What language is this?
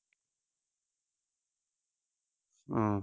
Punjabi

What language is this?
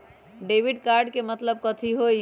Magahi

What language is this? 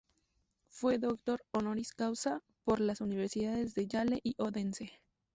Spanish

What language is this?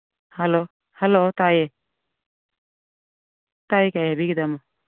Manipuri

